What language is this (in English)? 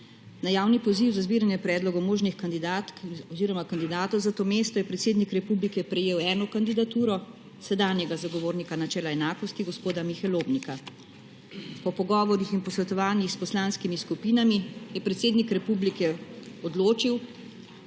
Slovenian